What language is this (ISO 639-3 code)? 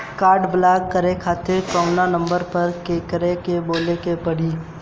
bho